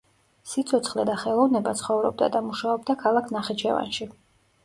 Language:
Georgian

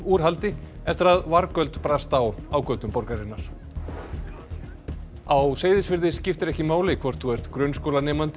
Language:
Icelandic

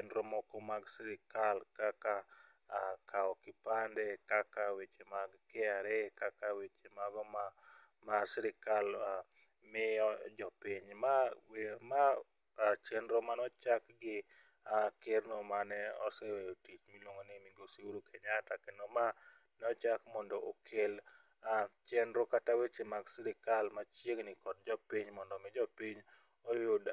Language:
Luo (Kenya and Tanzania)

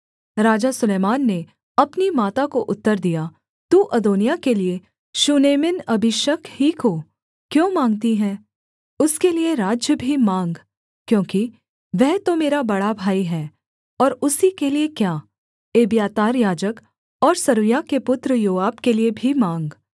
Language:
Hindi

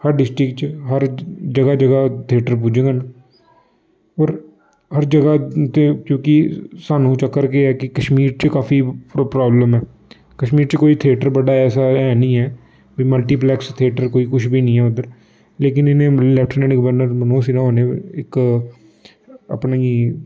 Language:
Dogri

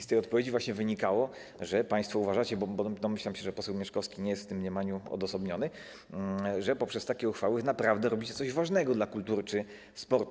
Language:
Polish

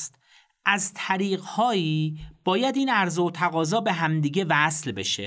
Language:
Persian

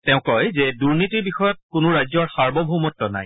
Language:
Assamese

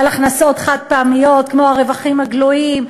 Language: Hebrew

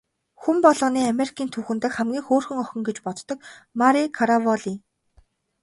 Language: Mongolian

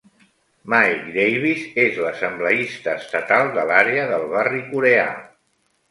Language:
Catalan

